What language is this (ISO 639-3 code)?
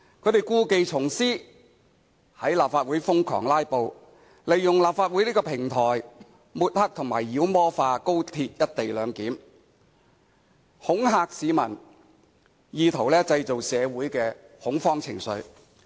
yue